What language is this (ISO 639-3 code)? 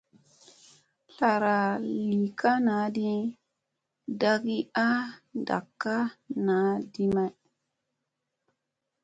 mse